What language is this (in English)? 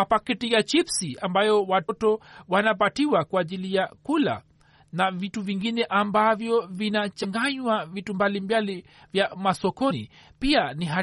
Swahili